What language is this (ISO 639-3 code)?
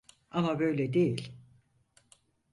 tur